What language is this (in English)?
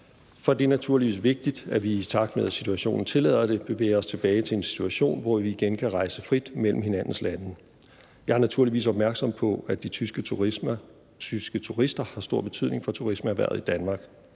Danish